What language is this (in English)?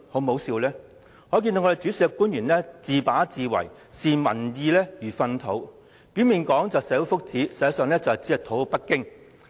Cantonese